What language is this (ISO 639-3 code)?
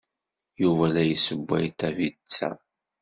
kab